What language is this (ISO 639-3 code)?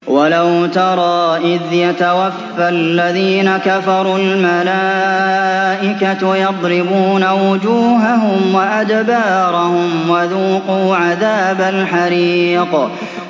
ara